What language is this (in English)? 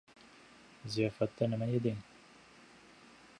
Uzbek